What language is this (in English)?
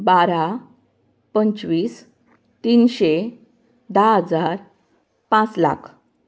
Konkani